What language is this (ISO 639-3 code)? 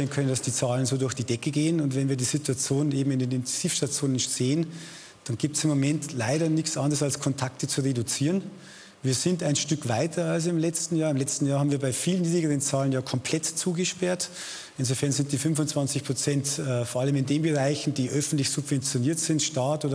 deu